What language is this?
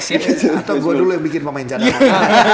Indonesian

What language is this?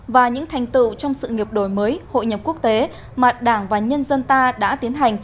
Vietnamese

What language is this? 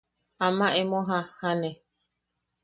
Yaqui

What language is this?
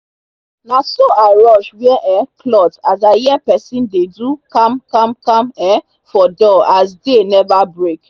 Nigerian Pidgin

